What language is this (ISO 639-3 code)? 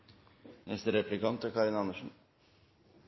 nno